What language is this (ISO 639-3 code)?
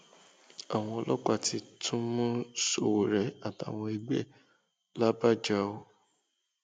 yor